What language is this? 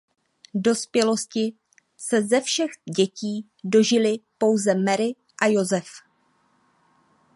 Czech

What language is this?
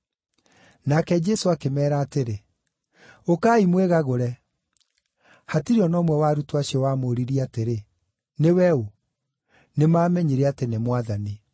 Kikuyu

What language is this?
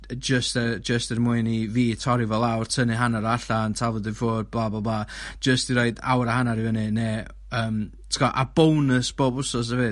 Welsh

